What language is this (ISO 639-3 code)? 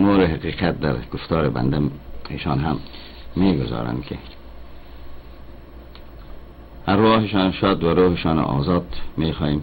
fas